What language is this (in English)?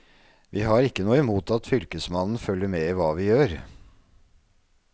Norwegian